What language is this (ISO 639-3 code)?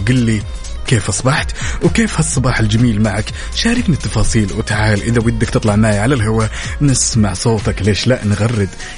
ara